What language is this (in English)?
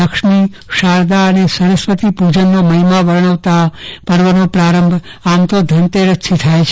Gujarati